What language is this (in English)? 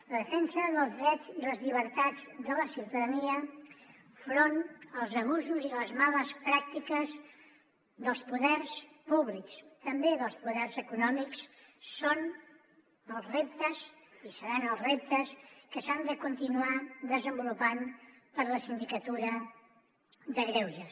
Catalan